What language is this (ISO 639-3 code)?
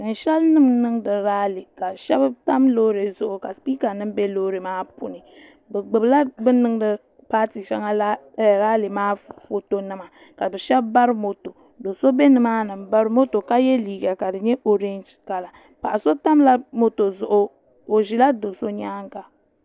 dag